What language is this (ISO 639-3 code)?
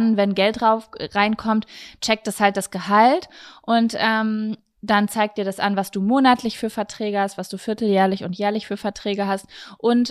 deu